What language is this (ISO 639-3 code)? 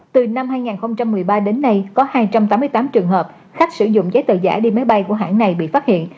vie